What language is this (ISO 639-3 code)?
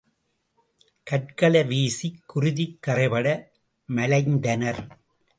tam